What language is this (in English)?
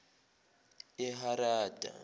Zulu